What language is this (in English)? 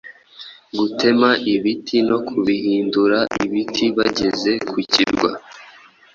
Kinyarwanda